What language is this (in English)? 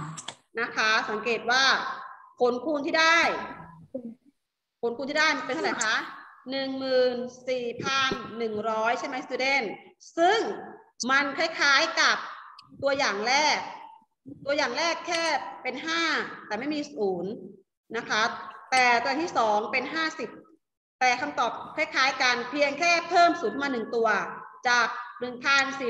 Thai